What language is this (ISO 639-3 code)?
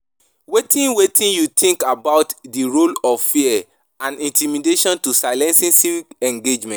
pcm